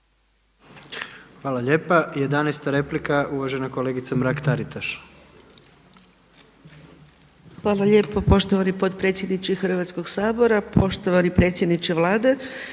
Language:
Croatian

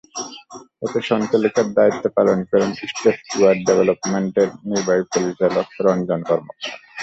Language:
Bangla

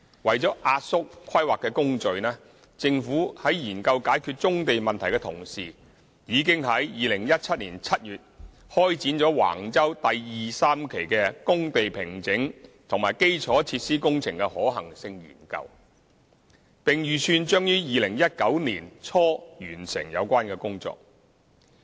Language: Cantonese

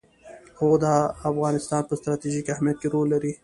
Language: Pashto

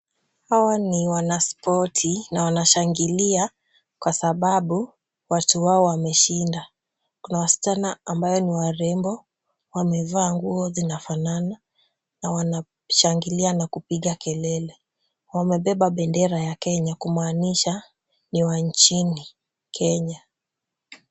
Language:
Swahili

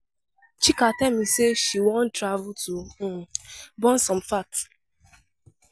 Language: Nigerian Pidgin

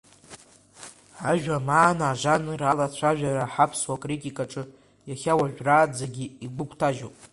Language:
Abkhazian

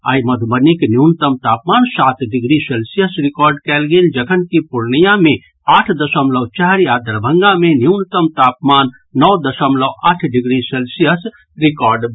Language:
Maithili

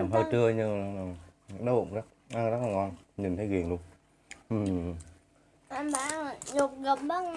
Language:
Vietnamese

